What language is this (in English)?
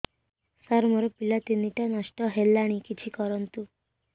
Odia